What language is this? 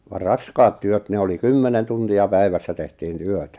Finnish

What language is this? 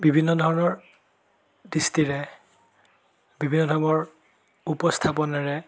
Assamese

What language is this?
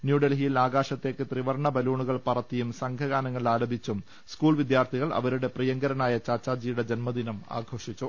Malayalam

